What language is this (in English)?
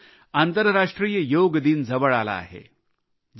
Marathi